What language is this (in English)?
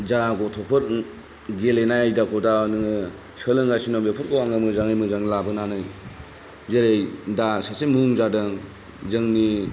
Bodo